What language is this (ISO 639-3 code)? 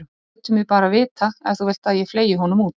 isl